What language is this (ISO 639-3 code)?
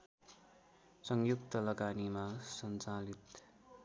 nep